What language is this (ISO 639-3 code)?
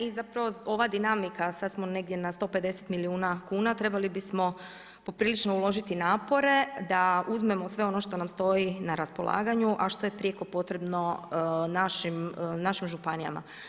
hrv